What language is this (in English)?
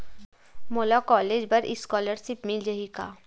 Chhattisgarhi